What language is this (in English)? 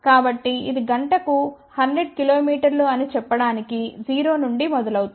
Telugu